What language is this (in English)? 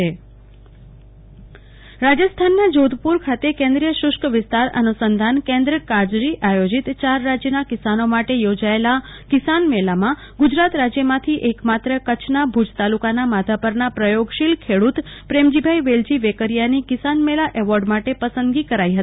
Gujarati